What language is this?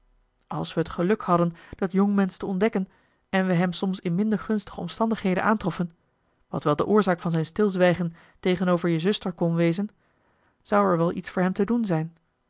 Dutch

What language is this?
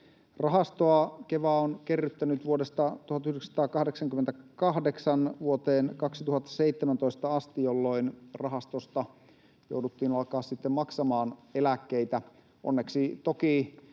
Finnish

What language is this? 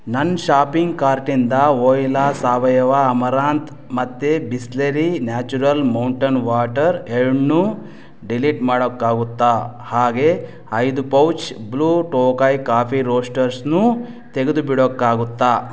Kannada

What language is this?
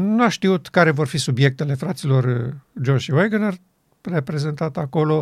Romanian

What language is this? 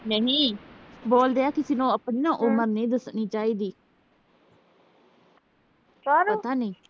Punjabi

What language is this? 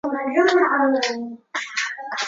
Chinese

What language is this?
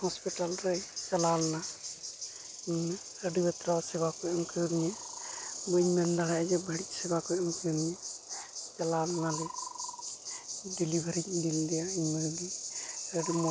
Santali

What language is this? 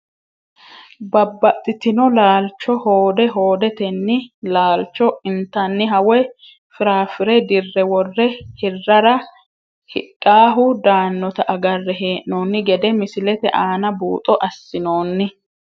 Sidamo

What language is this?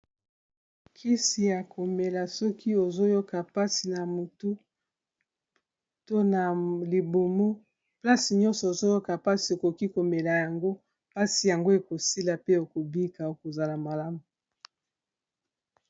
Lingala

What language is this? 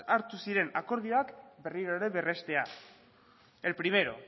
Basque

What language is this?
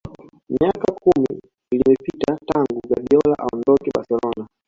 Swahili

